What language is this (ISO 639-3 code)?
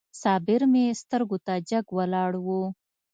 pus